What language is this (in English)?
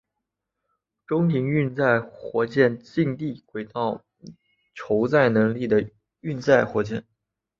Chinese